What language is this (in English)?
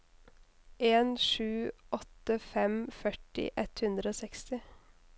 Norwegian